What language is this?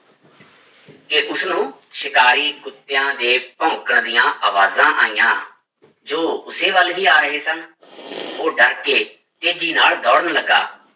Punjabi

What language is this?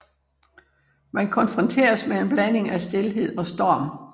Danish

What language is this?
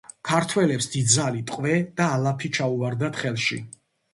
Georgian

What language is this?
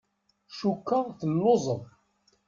Kabyle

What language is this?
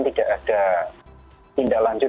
Indonesian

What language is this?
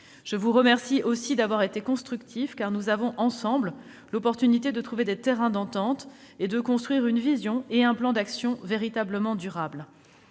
French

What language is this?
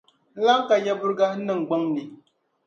Dagbani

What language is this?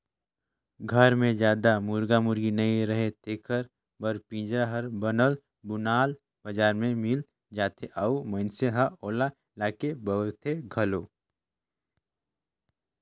Chhattisgarhi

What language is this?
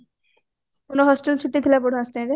Odia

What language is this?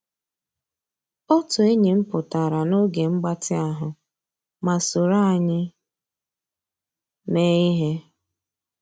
Igbo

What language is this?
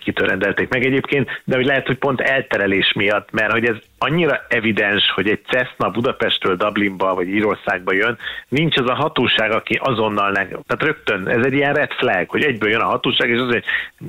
Hungarian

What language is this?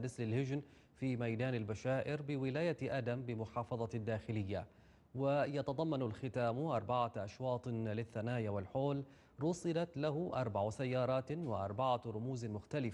Arabic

